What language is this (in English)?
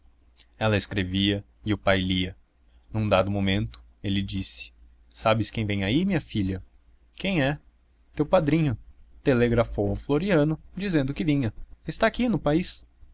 Portuguese